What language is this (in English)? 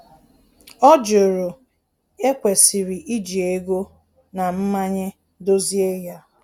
Igbo